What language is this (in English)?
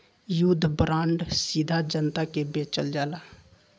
Bhojpuri